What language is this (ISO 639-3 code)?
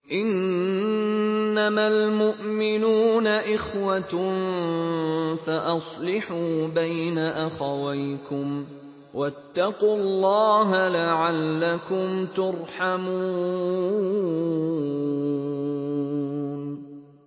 ara